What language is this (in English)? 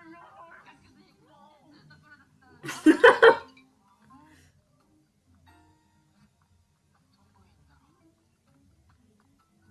Spanish